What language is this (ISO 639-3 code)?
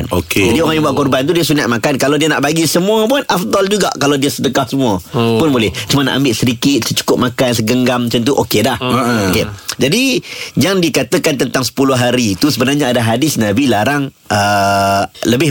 msa